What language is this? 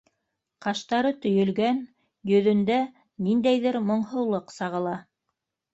Bashkir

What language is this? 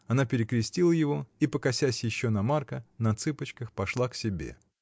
Russian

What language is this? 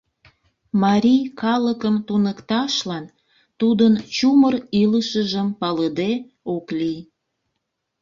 Mari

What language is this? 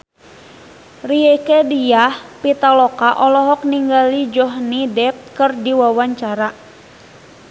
Sundanese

